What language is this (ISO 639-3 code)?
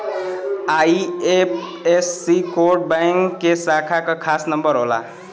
bho